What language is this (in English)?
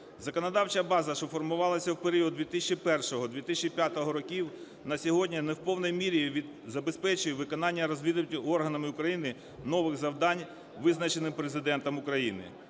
Ukrainian